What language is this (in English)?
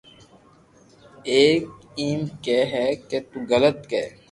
Loarki